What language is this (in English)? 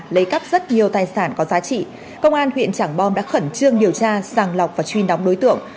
Vietnamese